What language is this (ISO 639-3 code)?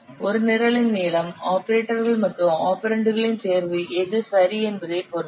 tam